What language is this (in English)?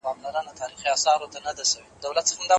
Pashto